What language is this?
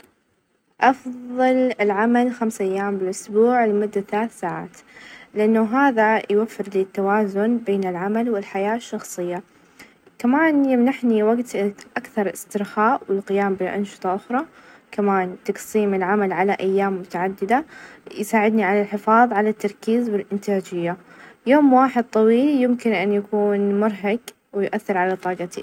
Najdi Arabic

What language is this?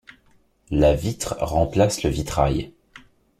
French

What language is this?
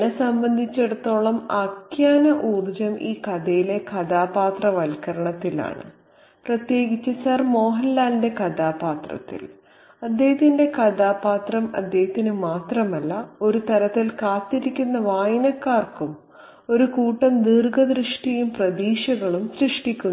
Malayalam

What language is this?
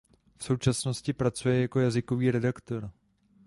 Czech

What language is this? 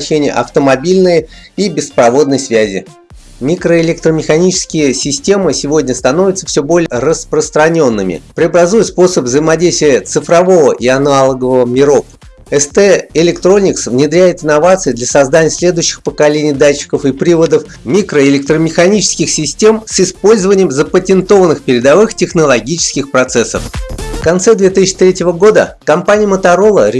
Russian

